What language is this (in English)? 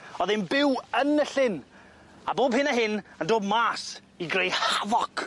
Welsh